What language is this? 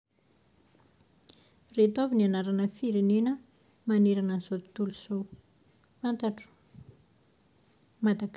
Malagasy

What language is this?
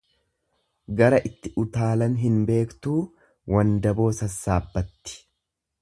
Oromo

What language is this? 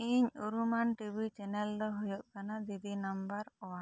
Santali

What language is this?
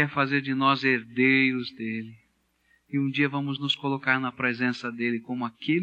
Portuguese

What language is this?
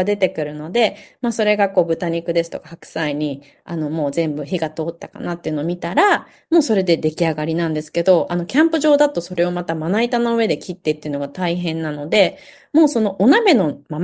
Japanese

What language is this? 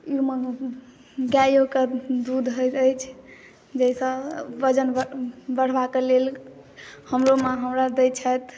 Maithili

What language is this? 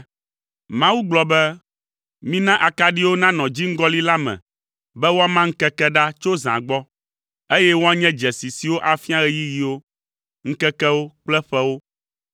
Ewe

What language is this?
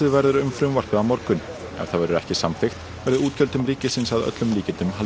Icelandic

